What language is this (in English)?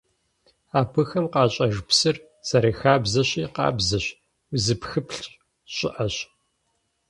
Kabardian